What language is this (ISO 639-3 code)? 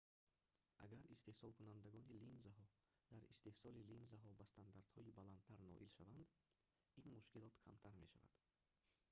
tgk